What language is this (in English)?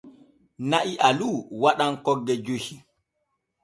Borgu Fulfulde